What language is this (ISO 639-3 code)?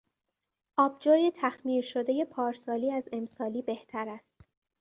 fas